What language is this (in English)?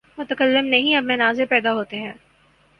Urdu